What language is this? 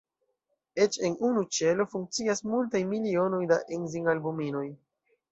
Esperanto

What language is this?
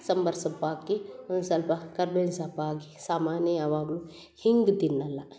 Kannada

